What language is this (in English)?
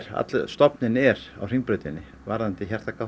Icelandic